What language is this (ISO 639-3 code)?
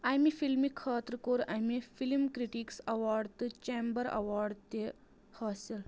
kas